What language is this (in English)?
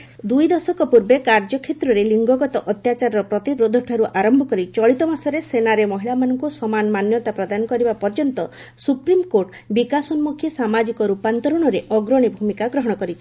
Odia